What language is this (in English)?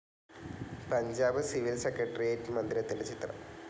Malayalam